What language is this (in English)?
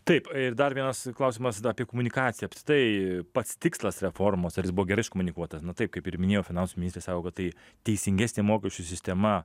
Lithuanian